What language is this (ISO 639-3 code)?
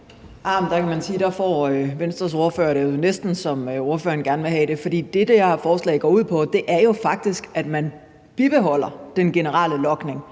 dan